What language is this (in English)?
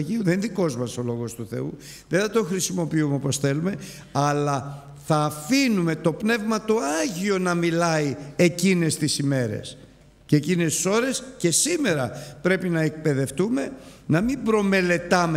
Greek